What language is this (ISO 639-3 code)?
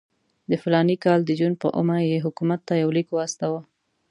pus